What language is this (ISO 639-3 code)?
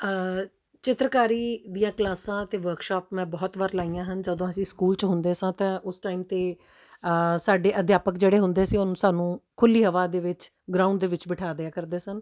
pan